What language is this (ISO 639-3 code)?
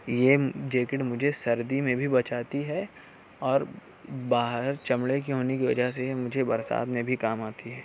urd